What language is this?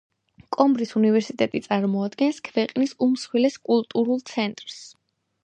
Georgian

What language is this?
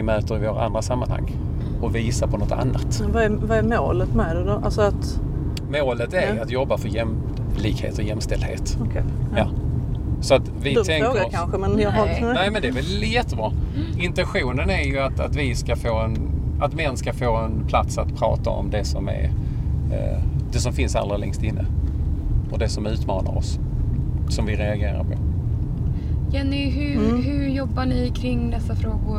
Swedish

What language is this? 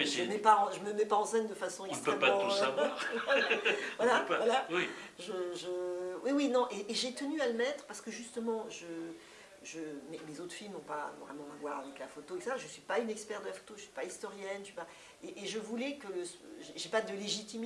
French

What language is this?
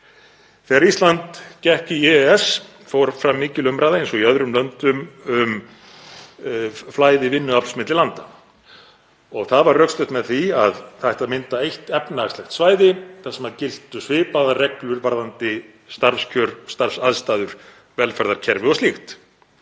Icelandic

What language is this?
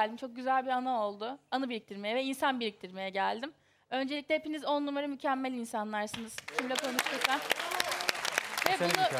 Turkish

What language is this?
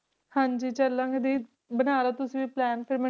Punjabi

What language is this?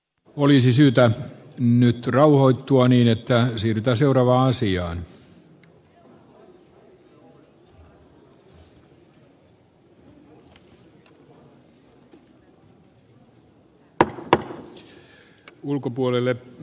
Finnish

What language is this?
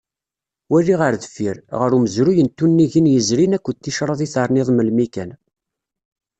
Kabyle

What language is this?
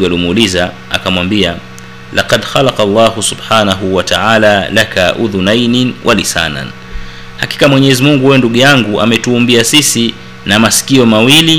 Swahili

